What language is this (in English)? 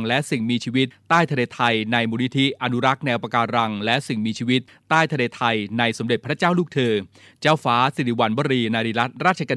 Thai